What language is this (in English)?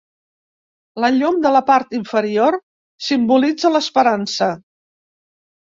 Catalan